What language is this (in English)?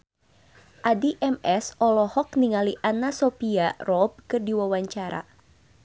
Sundanese